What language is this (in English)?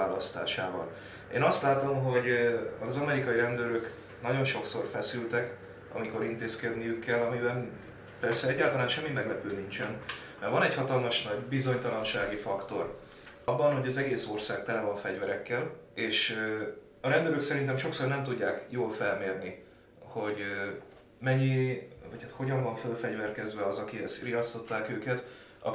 Hungarian